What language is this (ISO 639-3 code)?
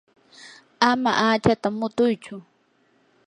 qur